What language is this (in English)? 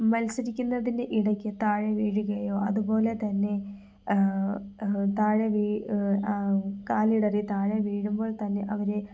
Malayalam